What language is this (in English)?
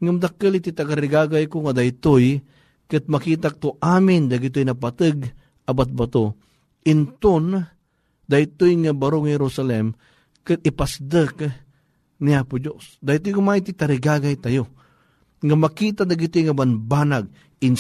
Filipino